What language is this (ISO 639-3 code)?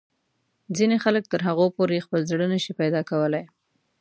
pus